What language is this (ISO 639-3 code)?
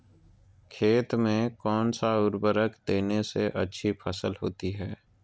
mag